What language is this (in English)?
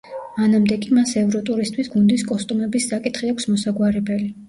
Georgian